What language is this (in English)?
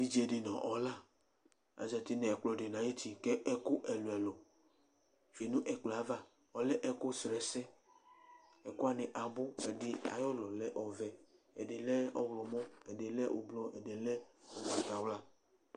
Ikposo